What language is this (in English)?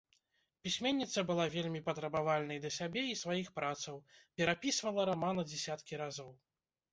Belarusian